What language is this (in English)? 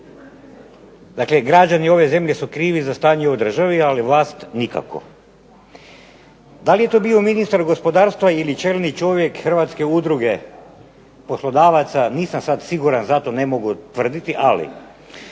Croatian